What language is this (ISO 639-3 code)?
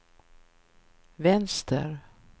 swe